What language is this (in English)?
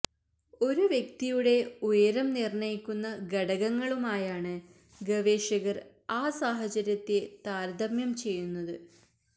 Malayalam